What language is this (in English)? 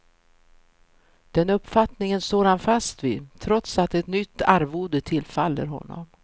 Swedish